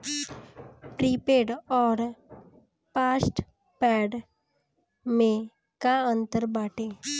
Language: Bhojpuri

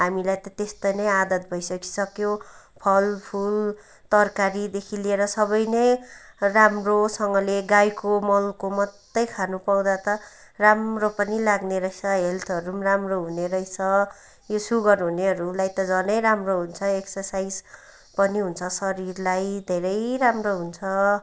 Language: Nepali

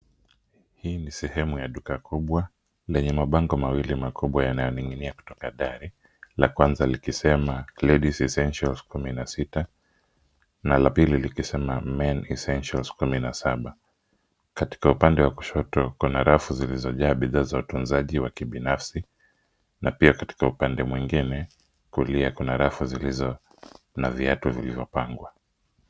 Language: Swahili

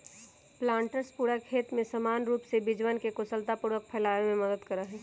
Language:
Magahi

